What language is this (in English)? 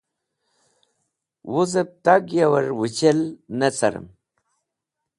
Wakhi